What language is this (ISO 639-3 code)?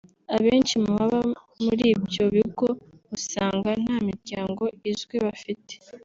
kin